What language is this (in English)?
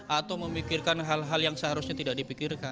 Indonesian